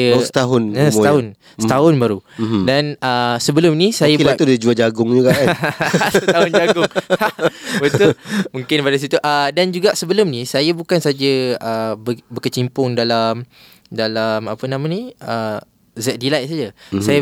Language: Malay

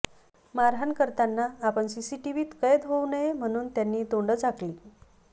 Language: Marathi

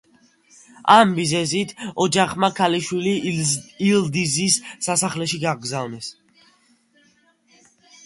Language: Georgian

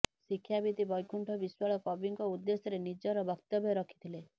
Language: Odia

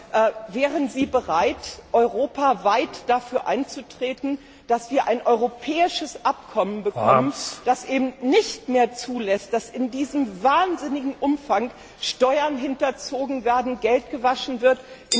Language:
German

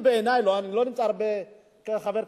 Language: Hebrew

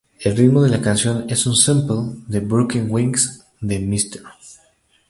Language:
Spanish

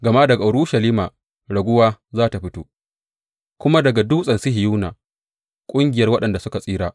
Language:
Hausa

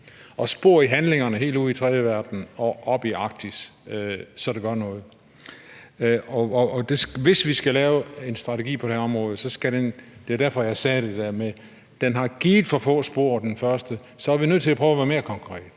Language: Danish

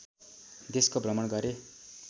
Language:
Nepali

